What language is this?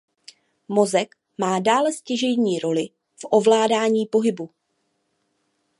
Czech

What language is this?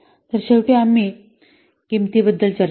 Marathi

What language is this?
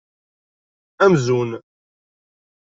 Kabyle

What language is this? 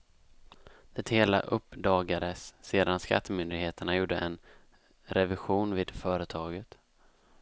Swedish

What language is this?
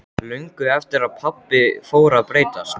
Icelandic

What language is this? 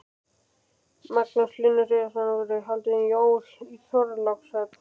Icelandic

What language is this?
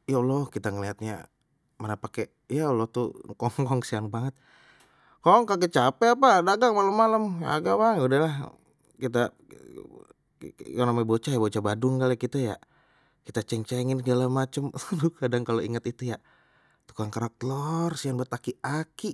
Betawi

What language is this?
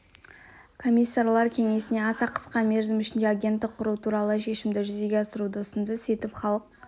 Kazakh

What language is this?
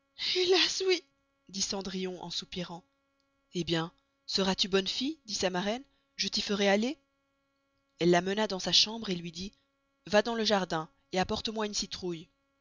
French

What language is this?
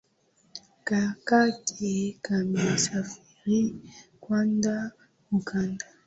Swahili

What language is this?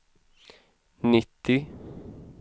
Swedish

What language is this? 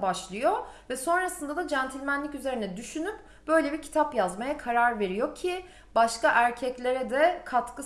Turkish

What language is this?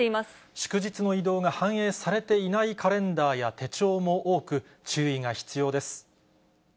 Japanese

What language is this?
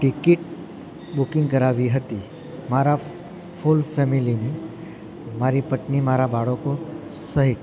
Gujarati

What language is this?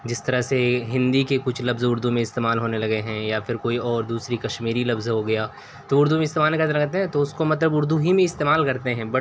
Urdu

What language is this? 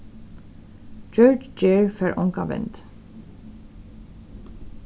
Faroese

